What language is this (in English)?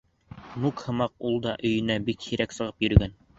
Bashkir